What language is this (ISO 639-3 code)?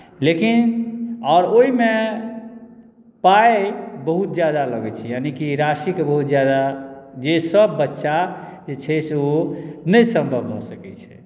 mai